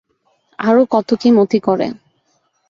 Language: Bangla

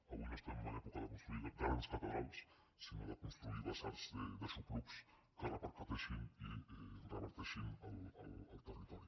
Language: Catalan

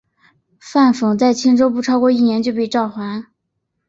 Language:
Chinese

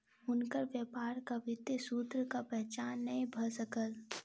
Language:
Maithili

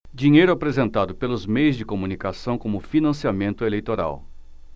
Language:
Portuguese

